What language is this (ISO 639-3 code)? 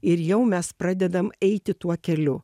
lit